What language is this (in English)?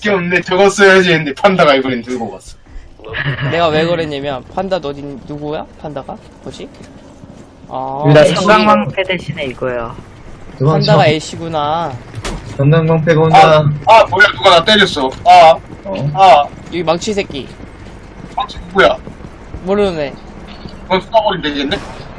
Korean